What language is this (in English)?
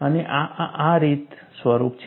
Gujarati